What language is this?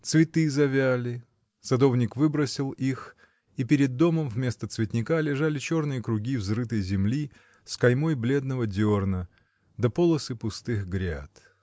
Russian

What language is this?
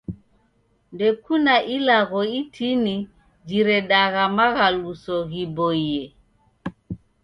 Taita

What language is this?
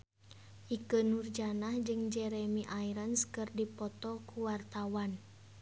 Sundanese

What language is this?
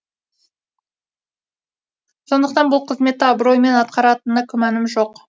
Kazakh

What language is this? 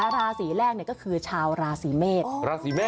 Thai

